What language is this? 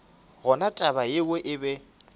Northern Sotho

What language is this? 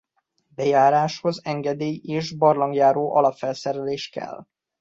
Hungarian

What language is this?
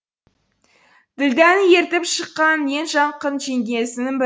Kazakh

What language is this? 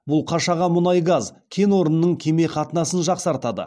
Kazakh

